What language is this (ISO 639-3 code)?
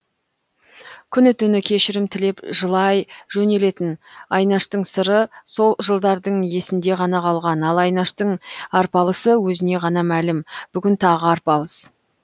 kaz